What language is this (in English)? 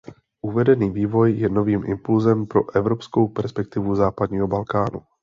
Czech